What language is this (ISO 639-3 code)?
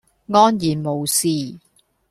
yue